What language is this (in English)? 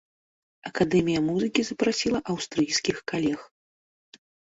Belarusian